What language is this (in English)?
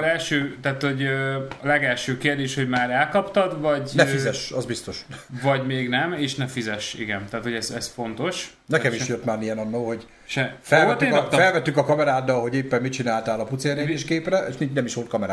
Hungarian